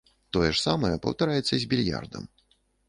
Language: Belarusian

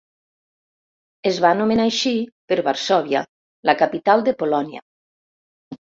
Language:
Catalan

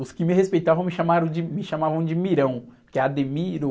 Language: Portuguese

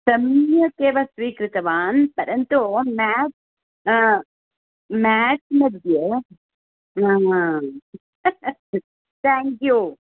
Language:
Sanskrit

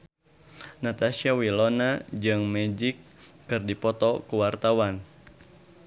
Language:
Sundanese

